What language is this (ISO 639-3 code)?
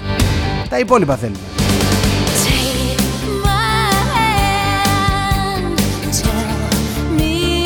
ell